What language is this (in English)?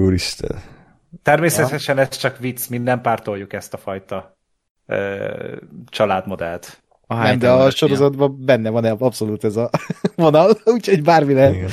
Hungarian